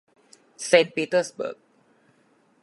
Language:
Thai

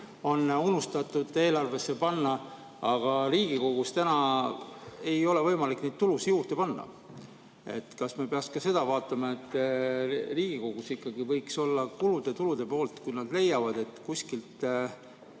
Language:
Estonian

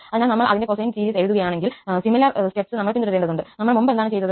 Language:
Malayalam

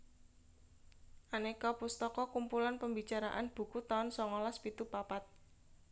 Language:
Javanese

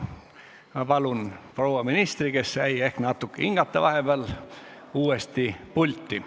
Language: Estonian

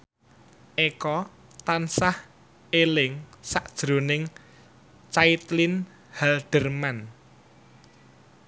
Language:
Javanese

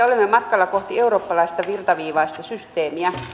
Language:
Finnish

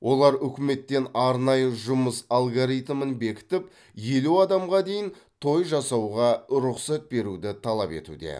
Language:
Kazakh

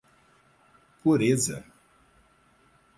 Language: Portuguese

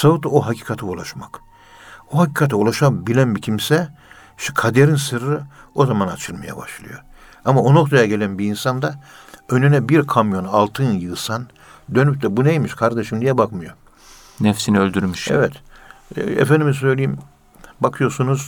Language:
Turkish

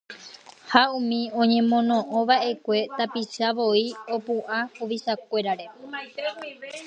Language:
Guarani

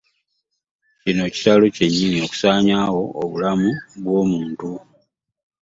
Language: Ganda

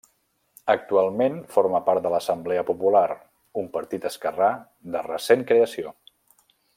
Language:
Catalan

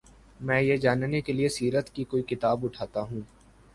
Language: Urdu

